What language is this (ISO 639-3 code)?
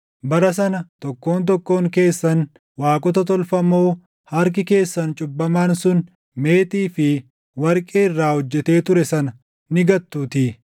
orm